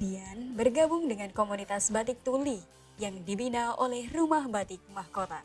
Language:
Indonesian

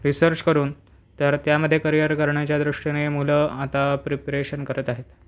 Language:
Marathi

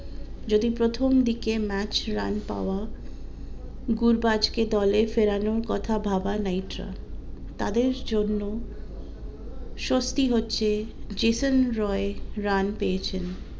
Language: Bangla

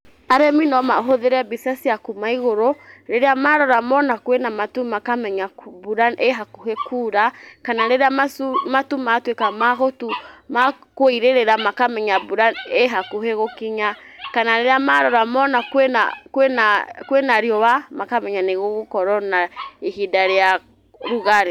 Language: Kikuyu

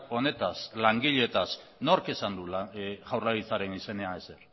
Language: Basque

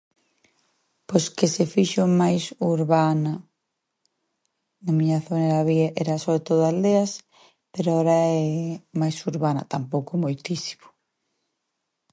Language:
Galician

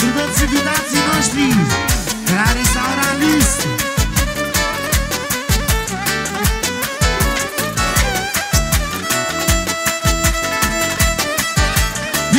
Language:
Arabic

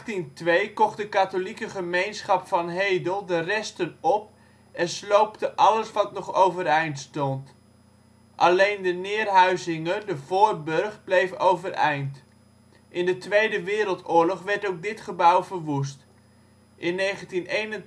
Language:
Dutch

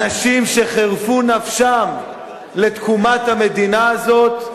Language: Hebrew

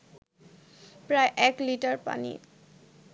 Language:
Bangla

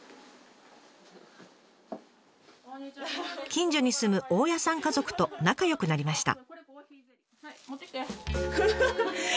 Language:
Japanese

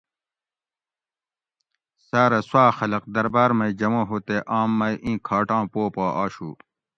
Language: Gawri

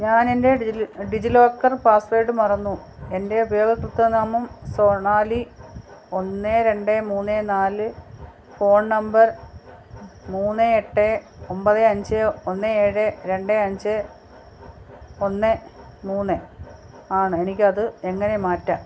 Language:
Malayalam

